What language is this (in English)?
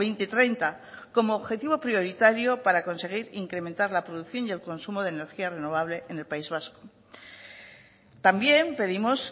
Spanish